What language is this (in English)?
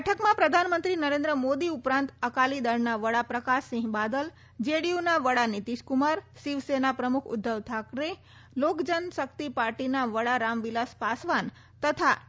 Gujarati